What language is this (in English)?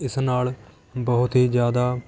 Punjabi